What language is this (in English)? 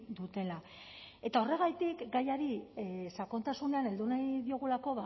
Basque